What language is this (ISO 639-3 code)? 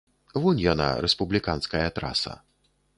bel